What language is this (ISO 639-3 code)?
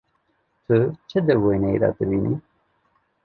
kur